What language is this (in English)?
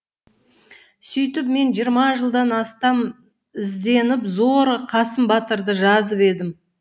Kazakh